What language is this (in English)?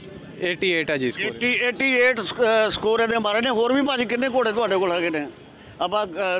Hindi